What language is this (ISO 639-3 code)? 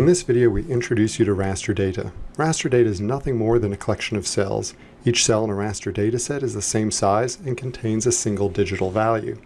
eng